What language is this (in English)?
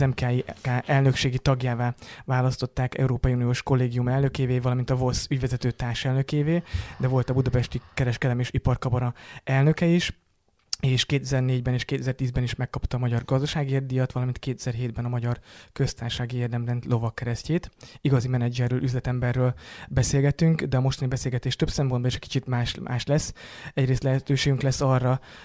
Hungarian